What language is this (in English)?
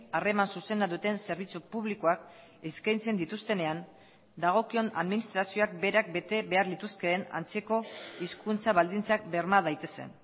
Basque